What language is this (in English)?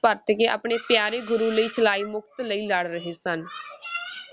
Punjabi